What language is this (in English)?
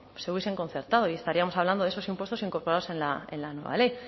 Spanish